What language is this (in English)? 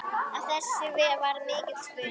Icelandic